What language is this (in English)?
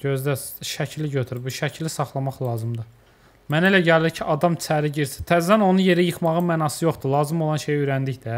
Turkish